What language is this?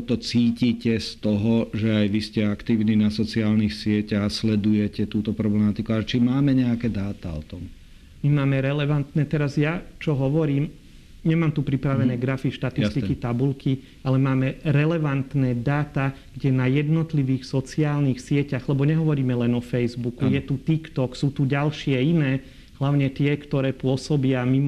Slovak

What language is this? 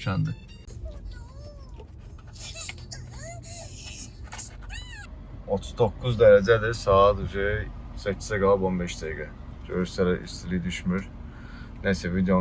Turkish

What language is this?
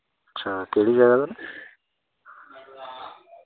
Dogri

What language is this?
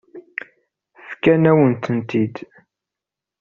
Kabyle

